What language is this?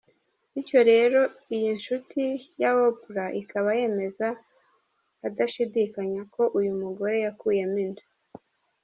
Kinyarwanda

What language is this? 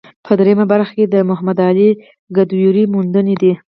Pashto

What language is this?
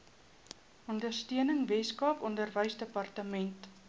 Afrikaans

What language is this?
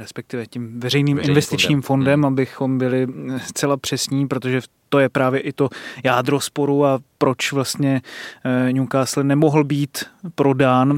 Czech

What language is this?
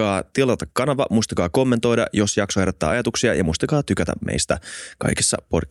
Finnish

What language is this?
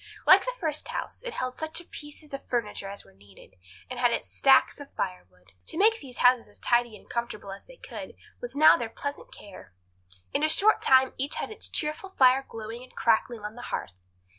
English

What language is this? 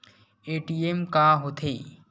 Chhattisgarhi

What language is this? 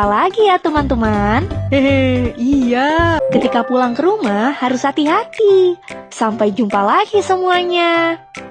Indonesian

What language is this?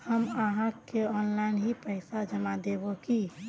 Magahi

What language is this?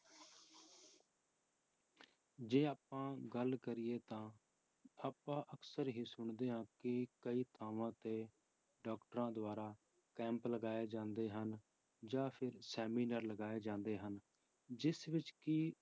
Punjabi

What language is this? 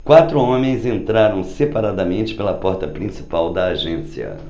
Portuguese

